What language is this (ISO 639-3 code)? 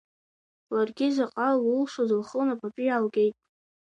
abk